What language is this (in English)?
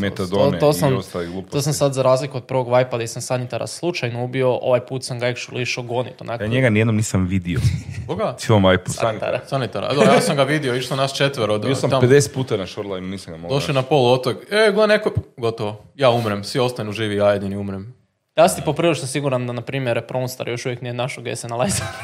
Croatian